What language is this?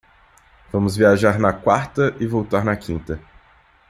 Portuguese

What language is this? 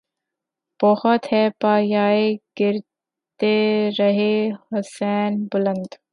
Urdu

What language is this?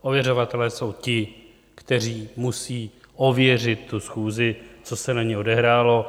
Czech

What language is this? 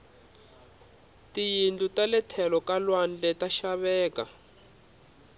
Tsonga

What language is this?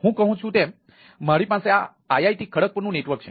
Gujarati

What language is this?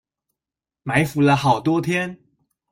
Chinese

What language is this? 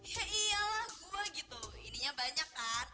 Indonesian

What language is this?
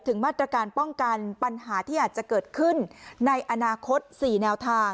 Thai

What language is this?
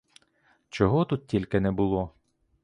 Ukrainian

